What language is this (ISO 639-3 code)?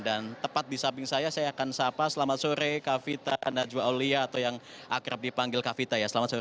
ind